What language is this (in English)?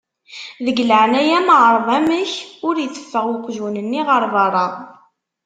Kabyle